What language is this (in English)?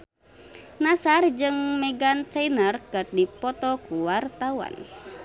Sundanese